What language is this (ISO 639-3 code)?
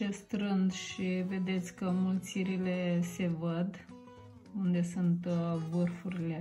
ron